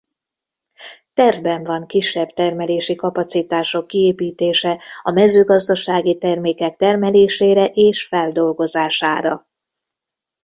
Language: Hungarian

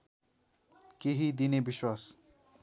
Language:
Nepali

